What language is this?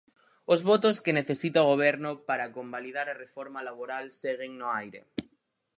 Galician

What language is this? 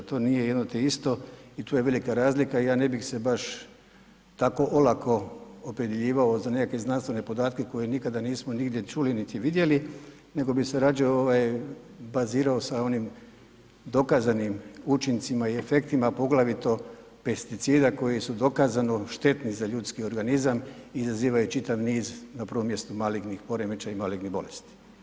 Croatian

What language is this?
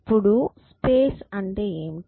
Telugu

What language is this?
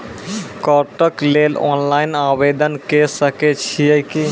Maithili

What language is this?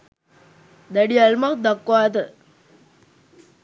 Sinhala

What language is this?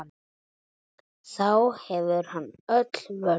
Icelandic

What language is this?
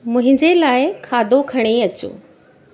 Sindhi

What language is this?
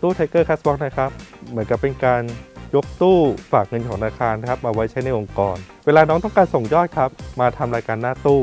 Thai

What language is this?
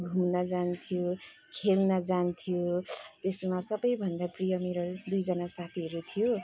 Nepali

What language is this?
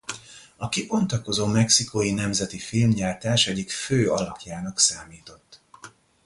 Hungarian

